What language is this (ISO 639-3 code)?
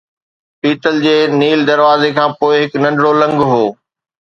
snd